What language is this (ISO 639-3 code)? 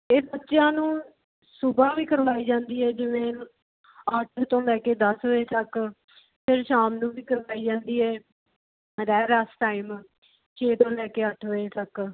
pan